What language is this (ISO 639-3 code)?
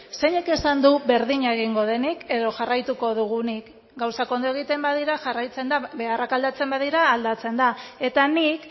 eus